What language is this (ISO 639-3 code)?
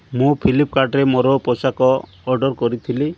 ori